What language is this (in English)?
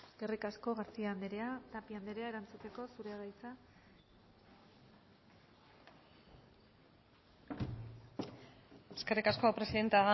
Basque